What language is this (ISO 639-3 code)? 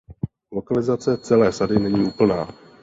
ces